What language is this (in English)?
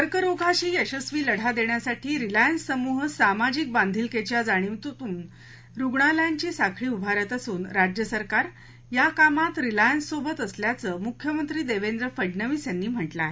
Marathi